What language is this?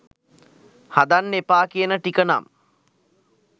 Sinhala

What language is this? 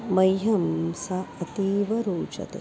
Sanskrit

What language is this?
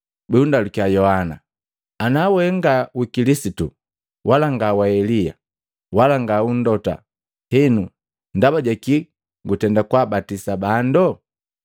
Matengo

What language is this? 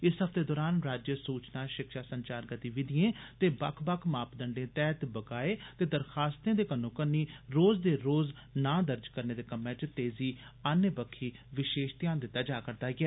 Dogri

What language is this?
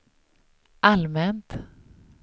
Swedish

